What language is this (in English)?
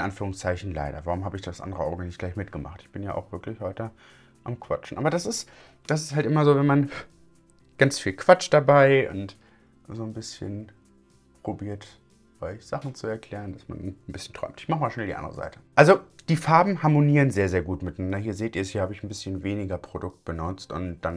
German